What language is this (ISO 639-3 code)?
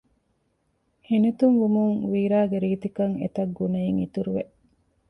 div